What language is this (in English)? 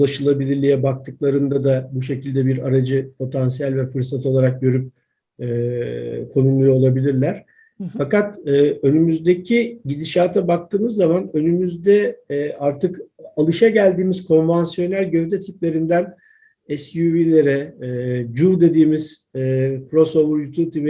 Turkish